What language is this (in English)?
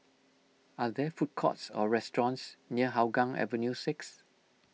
English